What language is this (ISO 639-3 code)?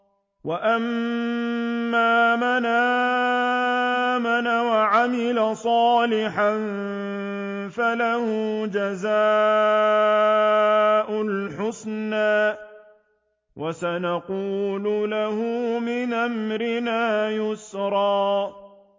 ara